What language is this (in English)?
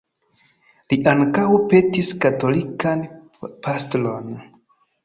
Esperanto